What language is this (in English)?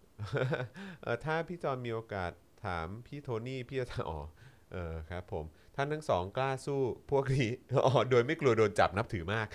Thai